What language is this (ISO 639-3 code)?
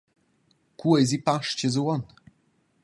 roh